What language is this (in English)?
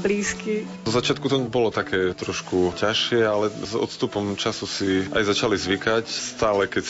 Slovak